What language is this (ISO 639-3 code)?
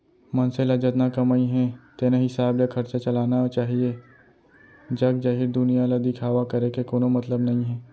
hne